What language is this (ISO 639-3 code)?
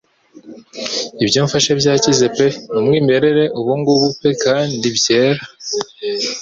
kin